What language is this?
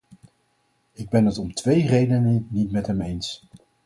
Dutch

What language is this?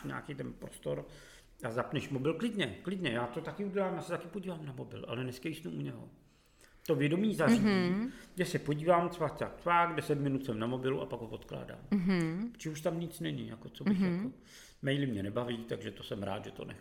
Czech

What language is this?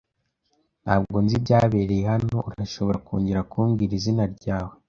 Kinyarwanda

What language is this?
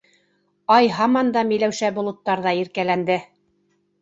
Bashkir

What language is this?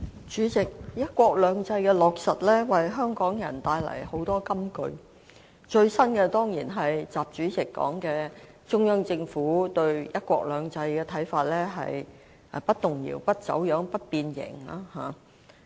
Cantonese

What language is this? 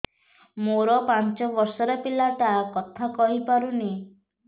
Odia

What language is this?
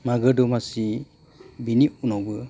Bodo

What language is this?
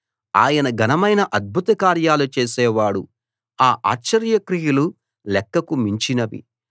Telugu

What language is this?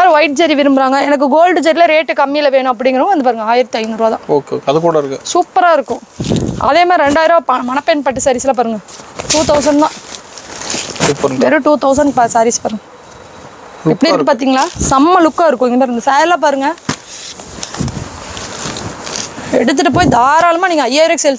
Tamil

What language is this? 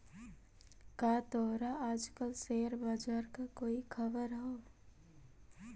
Magahi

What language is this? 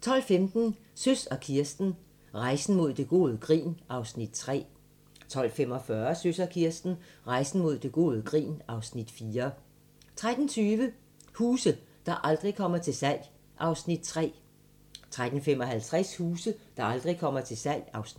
Danish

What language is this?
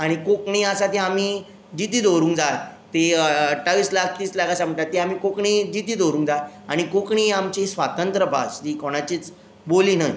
Konkani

